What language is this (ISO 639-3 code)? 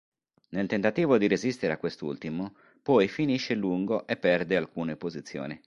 ita